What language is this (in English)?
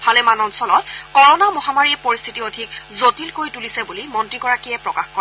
Assamese